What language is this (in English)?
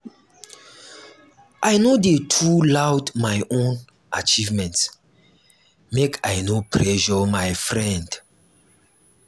Nigerian Pidgin